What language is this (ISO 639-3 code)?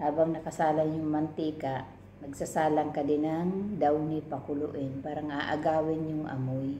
fil